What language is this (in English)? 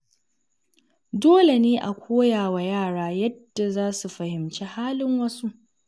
Hausa